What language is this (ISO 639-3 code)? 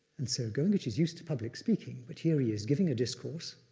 eng